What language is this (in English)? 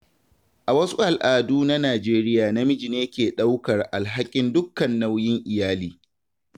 Hausa